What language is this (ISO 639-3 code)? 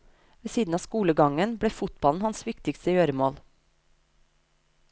nor